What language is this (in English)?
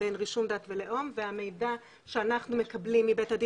Hebrew